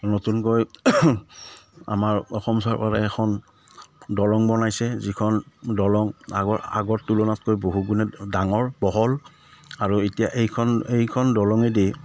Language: Assamese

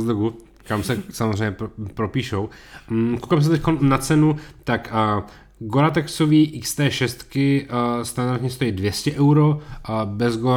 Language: Czech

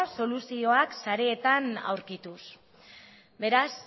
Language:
Basque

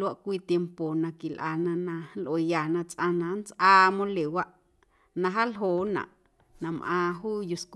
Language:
Guerrero Amuzgo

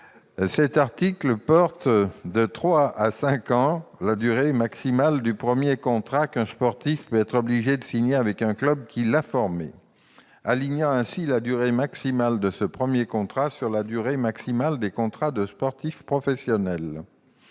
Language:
French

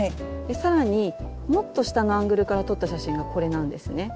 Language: Japanese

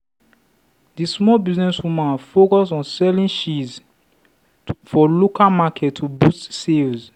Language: Nigerian Pidgin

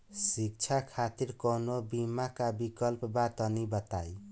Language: Bhojpuri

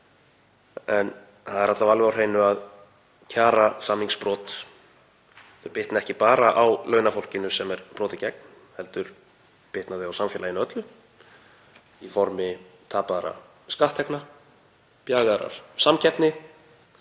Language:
Icelandic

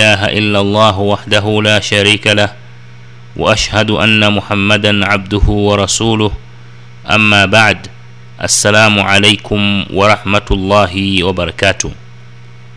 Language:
Swahili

